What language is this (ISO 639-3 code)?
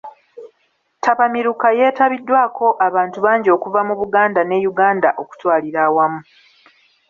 lug